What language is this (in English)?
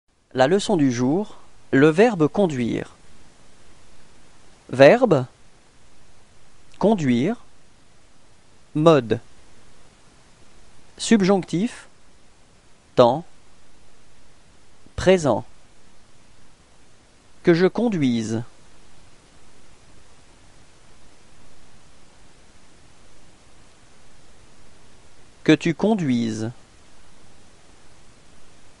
French